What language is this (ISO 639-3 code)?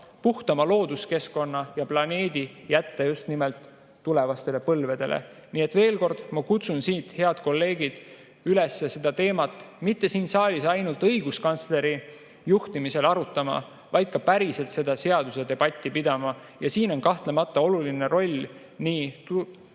est